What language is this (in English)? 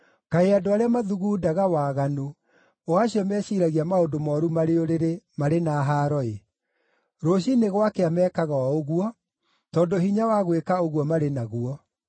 Kikuyu